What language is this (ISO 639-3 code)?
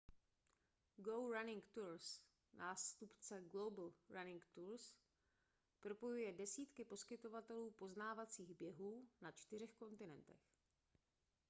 ces